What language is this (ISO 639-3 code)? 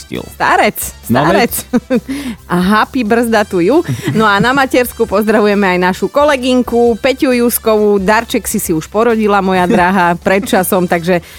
slk